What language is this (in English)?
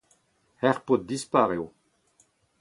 Breton